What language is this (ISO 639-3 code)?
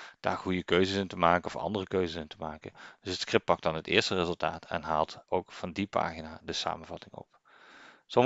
nld